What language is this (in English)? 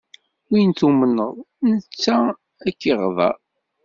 Kabyle